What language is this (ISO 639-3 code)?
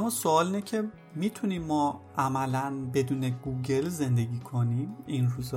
fas